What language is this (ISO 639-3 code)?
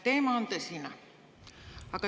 est